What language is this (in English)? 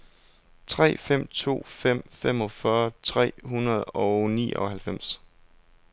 Danish